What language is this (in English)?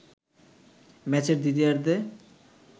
Bangla